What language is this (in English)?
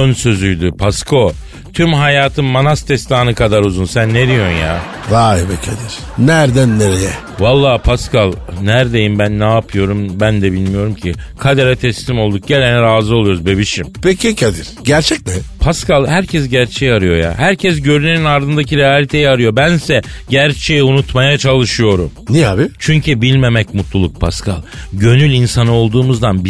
Turkish